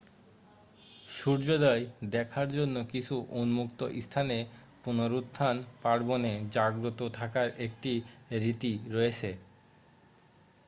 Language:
Bangla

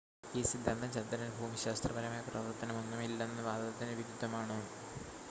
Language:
Malayalam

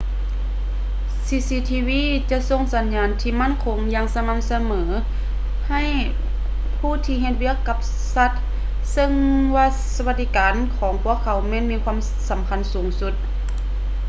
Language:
Lao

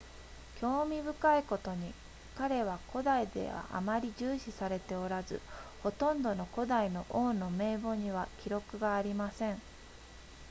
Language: Japanese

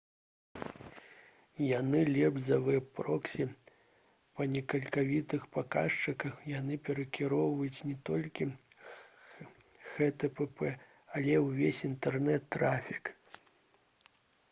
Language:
Belarusian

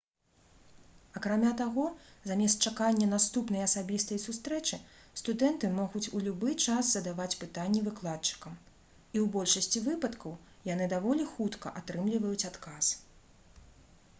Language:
Belarusian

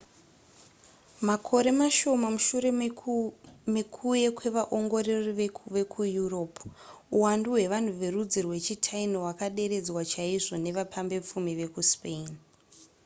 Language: Shona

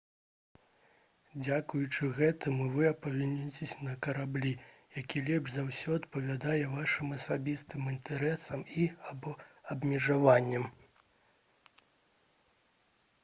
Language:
Belarusian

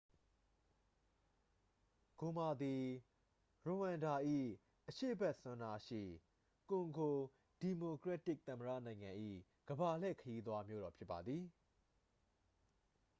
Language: Burmese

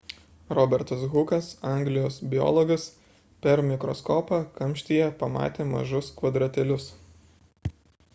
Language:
Lithuanian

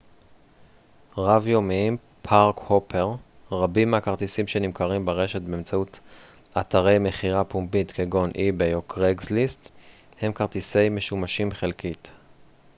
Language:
Hebrew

